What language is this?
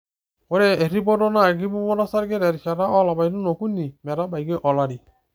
Masai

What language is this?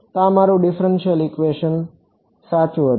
Gujarati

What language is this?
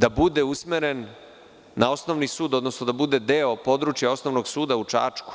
Serbian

